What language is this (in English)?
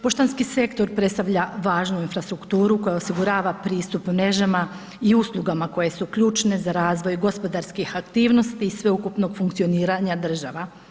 Croatian